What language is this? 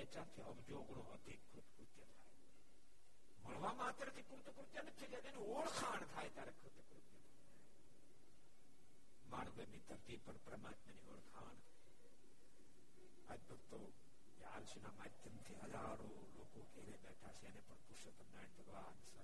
Gujarati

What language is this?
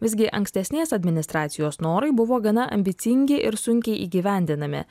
Lithuanian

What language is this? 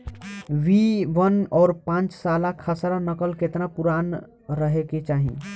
Bhojpuri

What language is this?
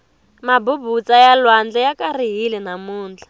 Tsonga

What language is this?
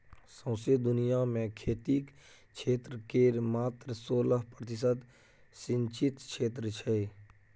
Maithili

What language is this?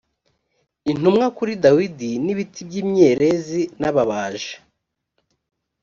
Kinyarwanda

